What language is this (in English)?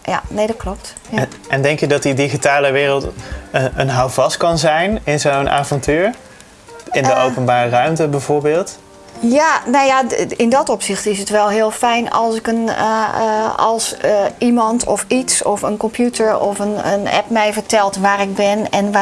Dutch